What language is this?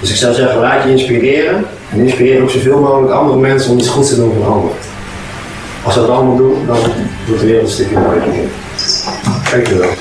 Dutch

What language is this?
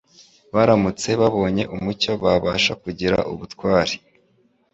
Kinyarwanda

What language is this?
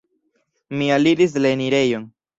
Esperanto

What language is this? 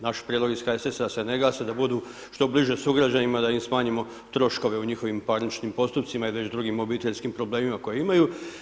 Croatian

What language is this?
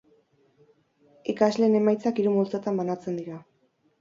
Basque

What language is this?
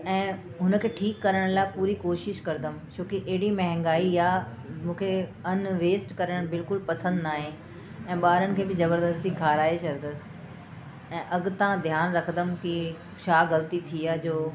Sindhi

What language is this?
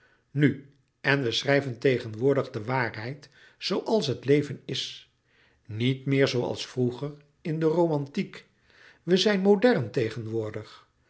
Dutch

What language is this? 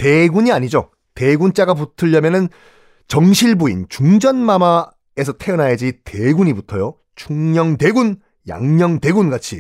Korean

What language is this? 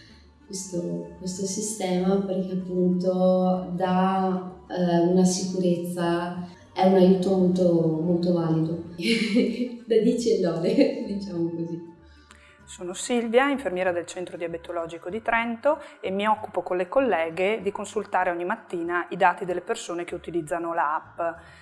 Italian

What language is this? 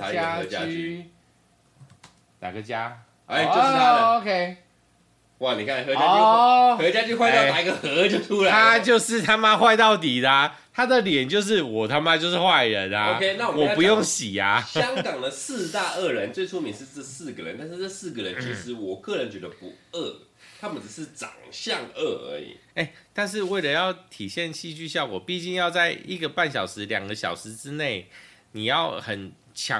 Chinese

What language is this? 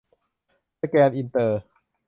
Thai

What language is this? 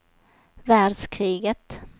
Swedish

